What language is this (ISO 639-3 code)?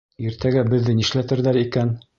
bak